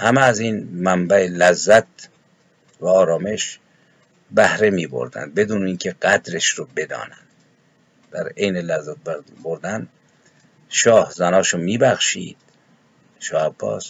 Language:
Persian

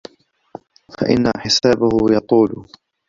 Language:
Arabic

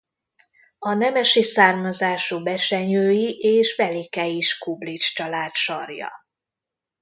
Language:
Hungarian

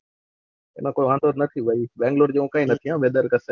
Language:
Gujarati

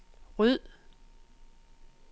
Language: Danish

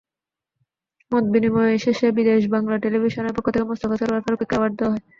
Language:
Bangla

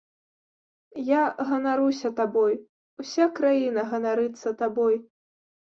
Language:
Belarusian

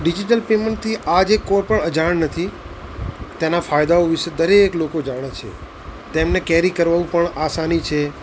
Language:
Gujarati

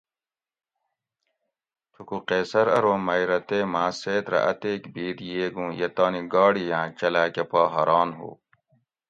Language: Gawri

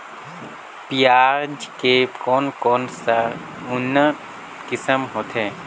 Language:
Chhattisgarhi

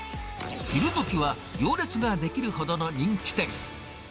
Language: Japanese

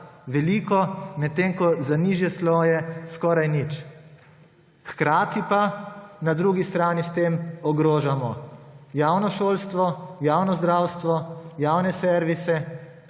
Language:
Slovenian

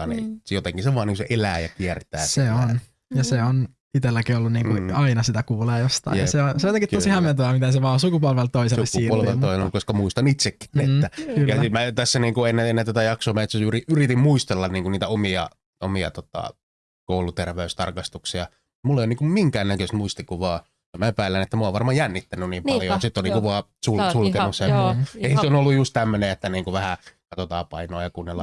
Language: Finnish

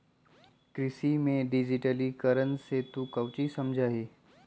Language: Magahi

